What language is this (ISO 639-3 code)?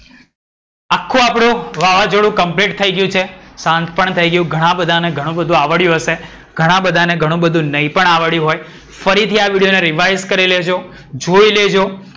guj